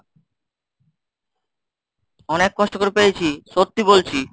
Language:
Bangla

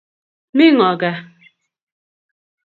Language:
Kalenjin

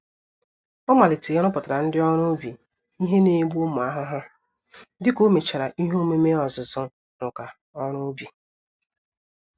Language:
Igbo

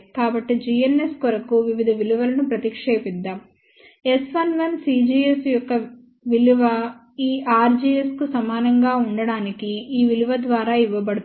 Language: Telugu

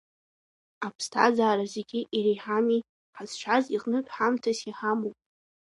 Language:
Abkhazian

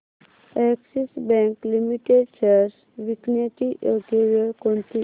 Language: Marathi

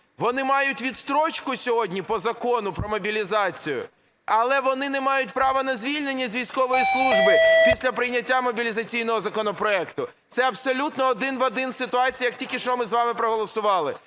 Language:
Ukrainian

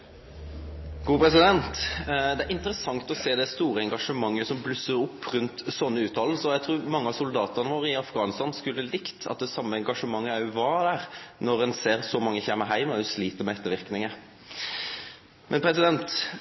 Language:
Norwegian Nynorsk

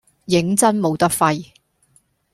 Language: Cantonese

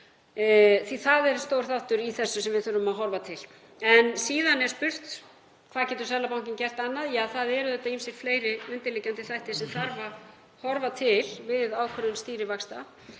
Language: Icelandic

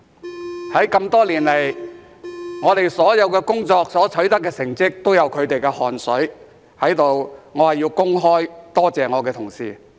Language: Cantonese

